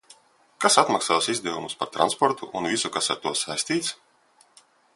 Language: Latvian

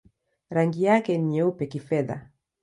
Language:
Swahili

